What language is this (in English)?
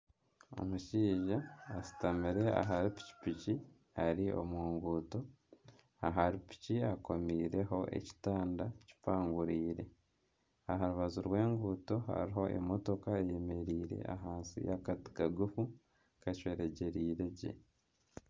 Nyankole